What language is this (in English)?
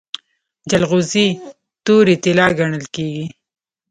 Pashto